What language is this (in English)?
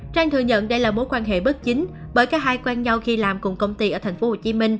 Vietnamese